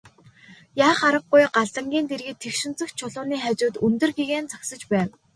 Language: Mongolian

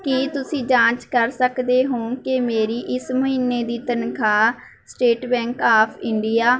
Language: Punjabi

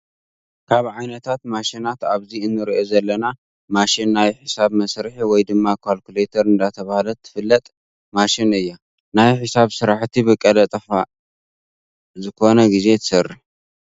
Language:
Tigrinya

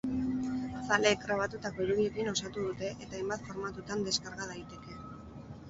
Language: Basque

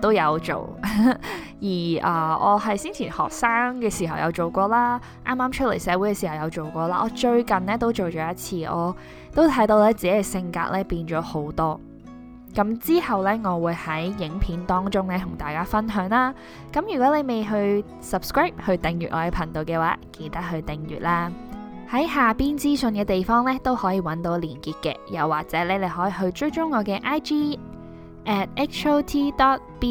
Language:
Chinese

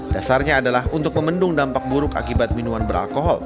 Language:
Indonesian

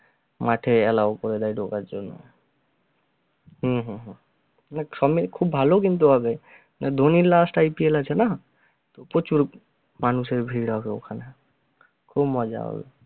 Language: Bangla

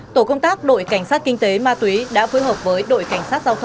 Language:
Vietnamese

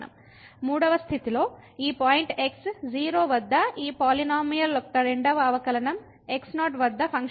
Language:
Telugu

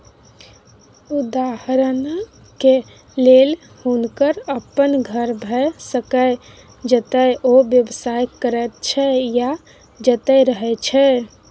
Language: Maithili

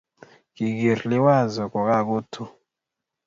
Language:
Kalenjin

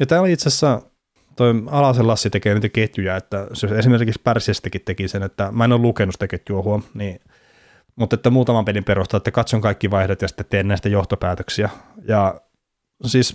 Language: Finnish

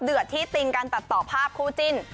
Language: Thai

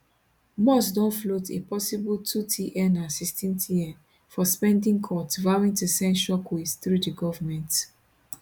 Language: Nigerian Pidgin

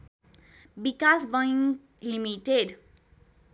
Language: Nepali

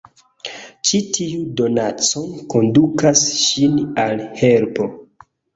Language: Esperanto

